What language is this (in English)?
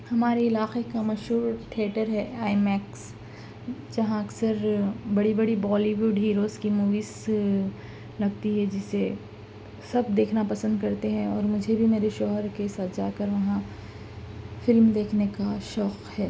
Urdu